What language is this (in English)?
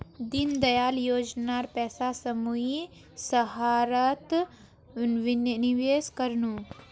Magahi